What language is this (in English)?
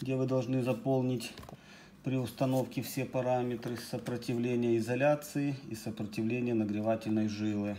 Russian